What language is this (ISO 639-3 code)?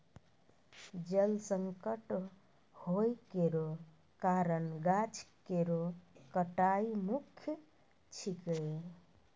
mai